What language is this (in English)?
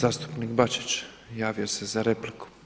Croatian